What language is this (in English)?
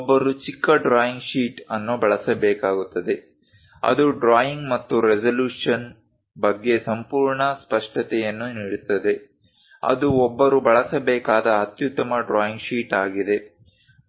Kannada